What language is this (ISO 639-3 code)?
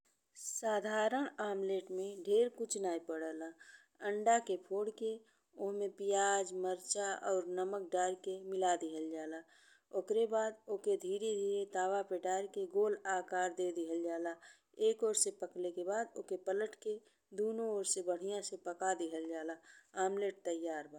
bho